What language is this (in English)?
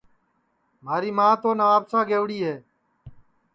Sansi